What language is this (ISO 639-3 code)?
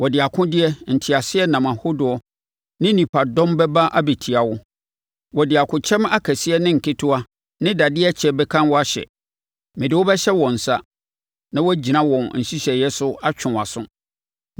aka